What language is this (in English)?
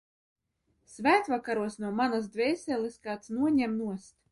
Latvian